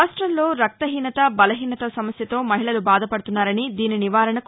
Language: Telugu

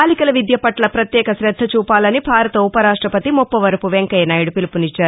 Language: Telugu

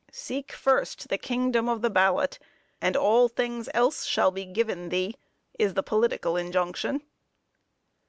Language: English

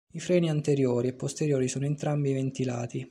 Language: Italian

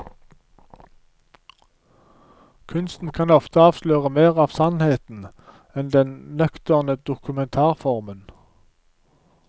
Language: Norwegian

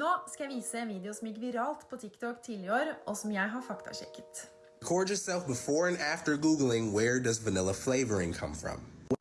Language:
Swedish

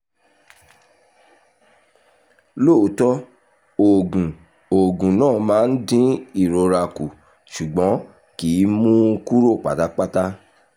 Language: Yoruba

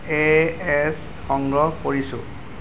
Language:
Assamese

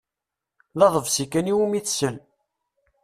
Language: Kabyle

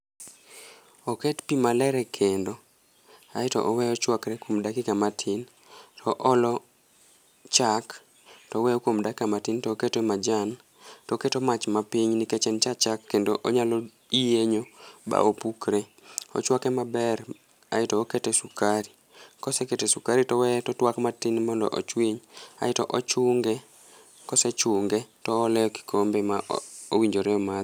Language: Luo (Kenya and Tanzania)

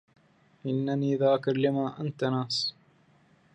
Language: Arabic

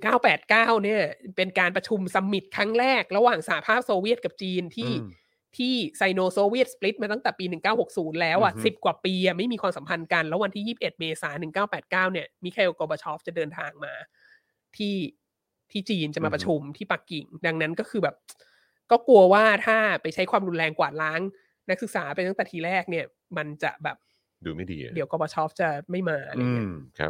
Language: Thai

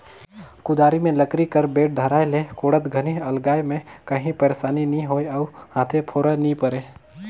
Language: Chhattisgarhi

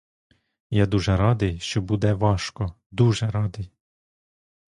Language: Ukrainian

